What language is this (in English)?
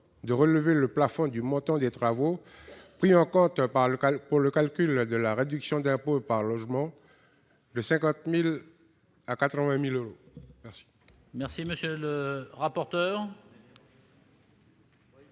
French